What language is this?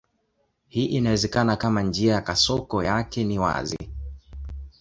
Swahili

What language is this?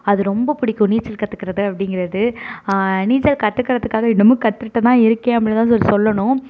Tamil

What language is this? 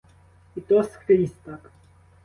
Ukrainian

